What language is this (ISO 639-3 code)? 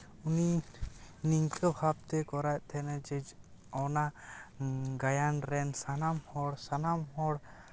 sat